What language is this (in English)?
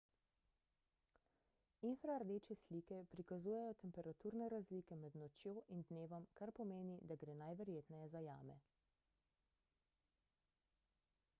Slovenian